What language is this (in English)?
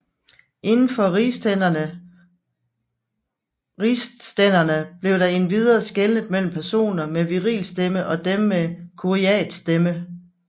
Danish